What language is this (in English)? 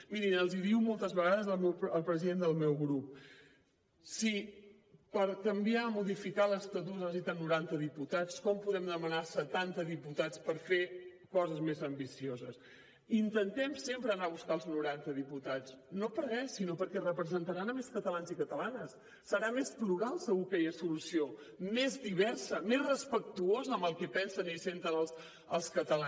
Catalan